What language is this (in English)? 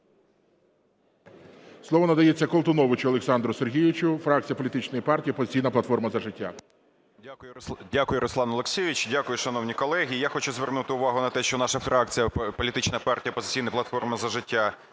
Ukrainian